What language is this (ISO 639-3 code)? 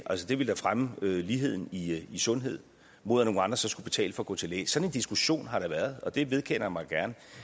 dan